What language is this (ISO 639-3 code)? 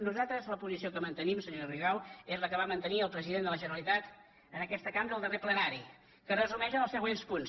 cat